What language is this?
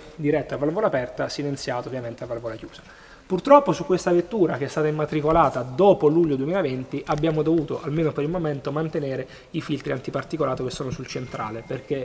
Italian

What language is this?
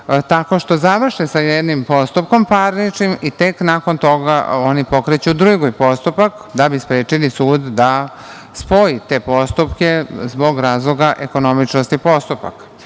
Serbian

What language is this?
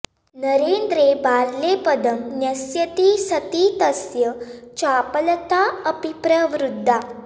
Sanskrit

